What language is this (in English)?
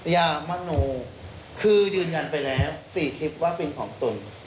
Thai